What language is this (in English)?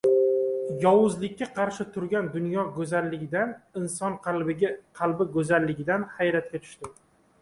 Uzbek